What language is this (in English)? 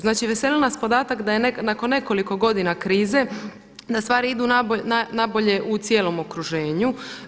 Croatian